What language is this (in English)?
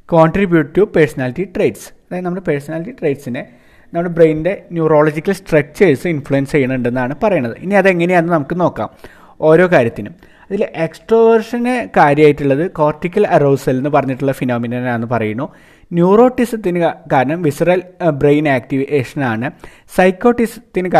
Malayalam